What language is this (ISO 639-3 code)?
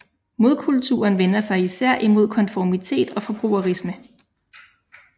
dan